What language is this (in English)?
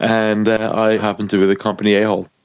English